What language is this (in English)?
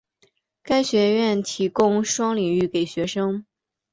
Chinese